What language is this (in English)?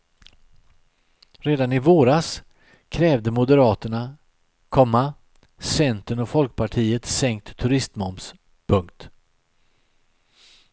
Swedish